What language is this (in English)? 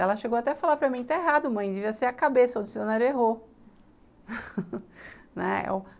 Portuguese